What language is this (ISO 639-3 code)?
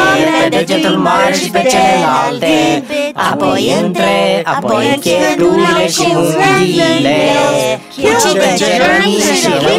ron